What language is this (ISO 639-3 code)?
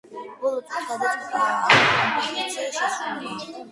kat